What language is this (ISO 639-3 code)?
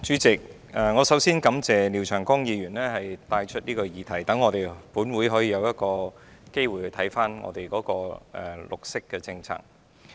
yue